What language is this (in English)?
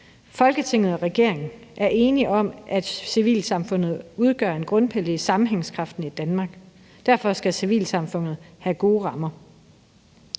Danish